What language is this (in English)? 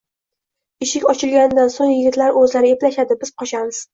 Uzbek